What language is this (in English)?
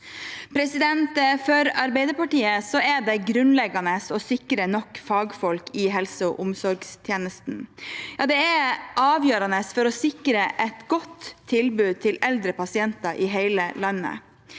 Norwegian